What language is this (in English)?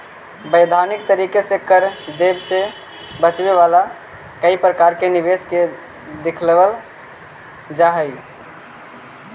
Magahi